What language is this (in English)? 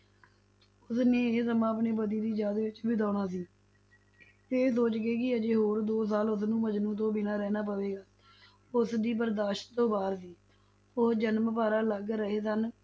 Punjabi